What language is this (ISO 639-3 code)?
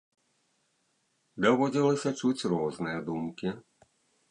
bel